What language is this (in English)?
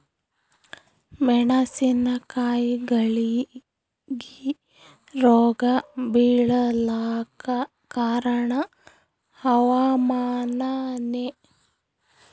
Kannada